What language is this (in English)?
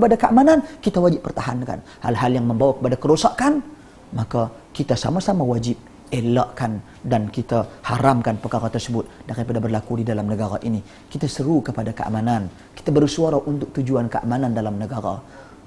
Malay